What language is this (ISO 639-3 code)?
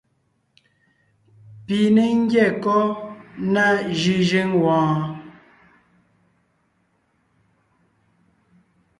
nnh